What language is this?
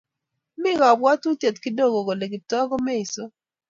Kalenjin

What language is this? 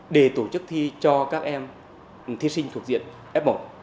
Vietnamese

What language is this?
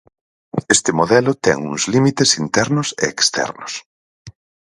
Galician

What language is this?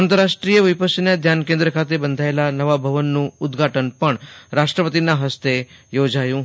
Gujarati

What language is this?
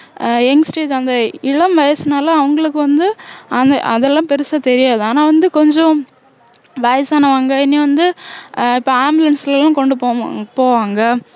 Tamil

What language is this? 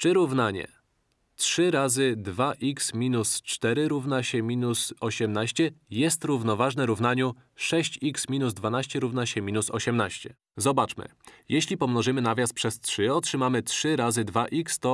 Polish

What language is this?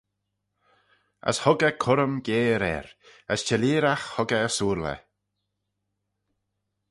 Manx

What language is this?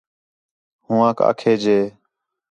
Khetrani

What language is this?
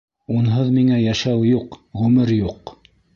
Bashkir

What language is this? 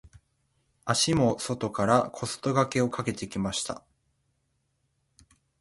Japanese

